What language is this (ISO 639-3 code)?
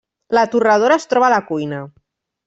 cat